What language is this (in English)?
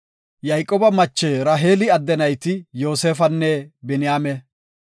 Gofa